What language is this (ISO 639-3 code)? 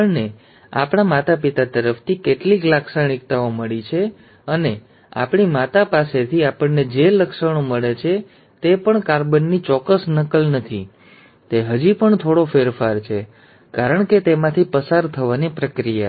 guj